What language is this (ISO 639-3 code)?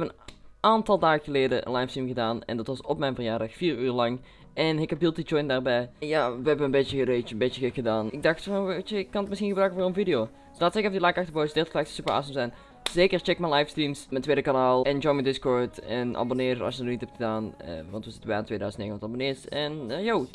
nld